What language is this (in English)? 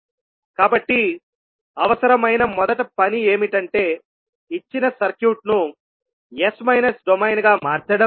Telugu